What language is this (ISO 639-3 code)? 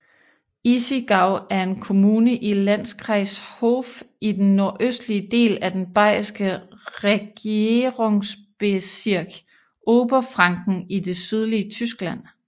dan